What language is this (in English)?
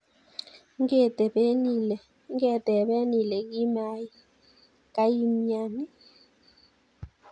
Kalenjin